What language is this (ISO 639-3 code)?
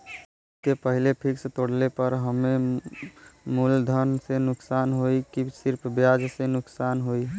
bho